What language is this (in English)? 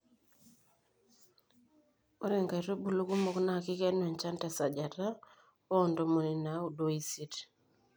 Masai